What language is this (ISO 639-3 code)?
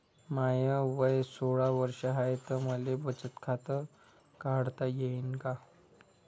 mar